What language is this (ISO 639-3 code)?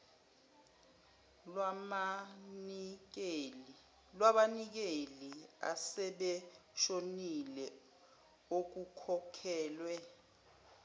zul